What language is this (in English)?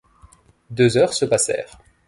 French